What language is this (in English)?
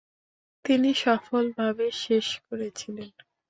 Bangla